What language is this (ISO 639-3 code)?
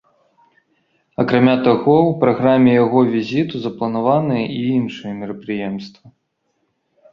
bel